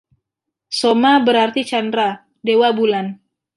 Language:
Indonesian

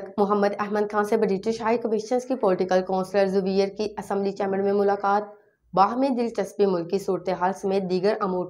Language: Hindi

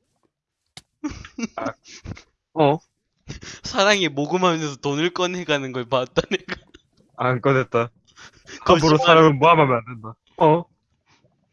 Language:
Korean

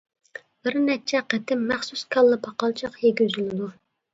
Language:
Uyghur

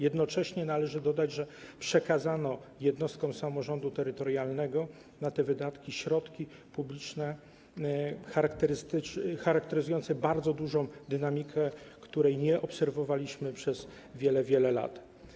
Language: Polish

